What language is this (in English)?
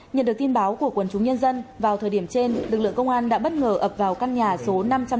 Vietnamese